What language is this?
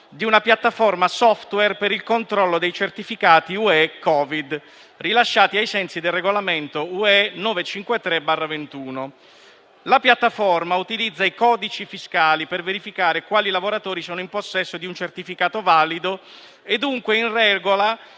Italian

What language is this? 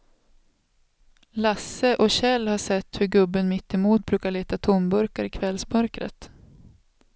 Swedish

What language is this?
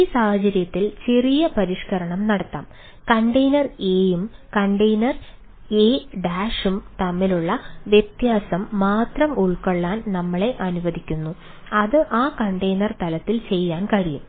Malayalam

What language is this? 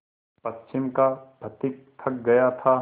Hindi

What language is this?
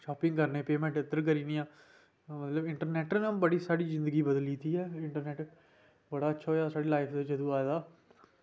Dogri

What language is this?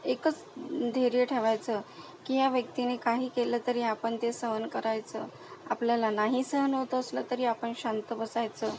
Marathi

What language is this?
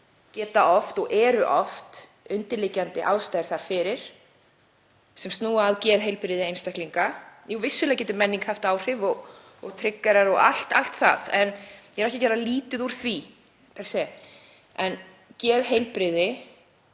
Icelandic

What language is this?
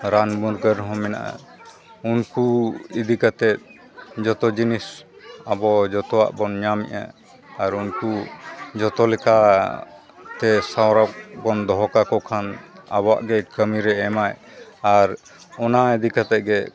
Santali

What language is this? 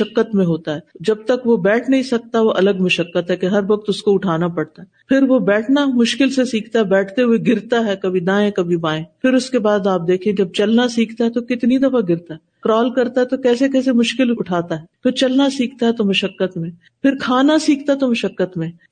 Urdu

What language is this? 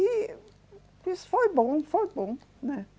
Portuguese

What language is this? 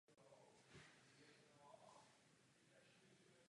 Czech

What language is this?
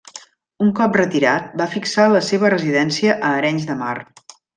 Catalan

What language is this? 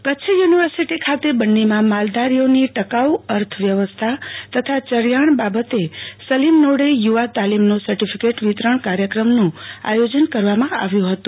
Gujarati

